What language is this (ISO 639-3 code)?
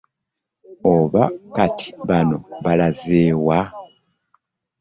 lug